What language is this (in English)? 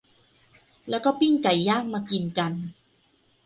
Thai